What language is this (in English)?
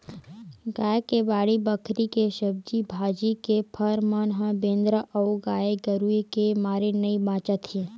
Chhattisgarhi